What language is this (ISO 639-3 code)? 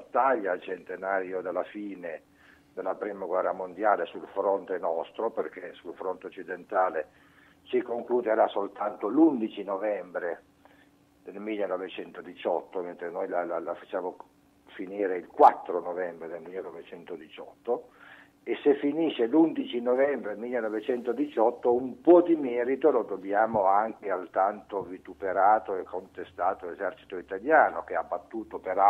ita